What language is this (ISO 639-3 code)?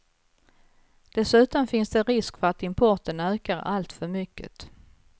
swe